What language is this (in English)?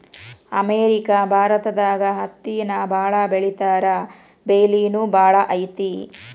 Kannada